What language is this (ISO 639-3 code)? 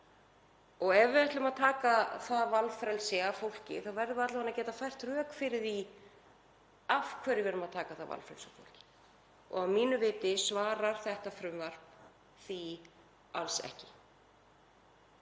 isl